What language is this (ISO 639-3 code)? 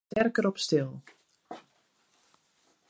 fry